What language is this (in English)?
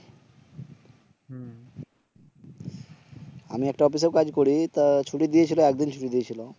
Bangla